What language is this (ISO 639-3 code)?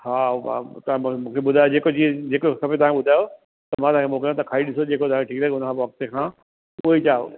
snd